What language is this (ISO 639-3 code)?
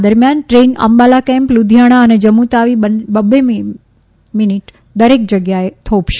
guj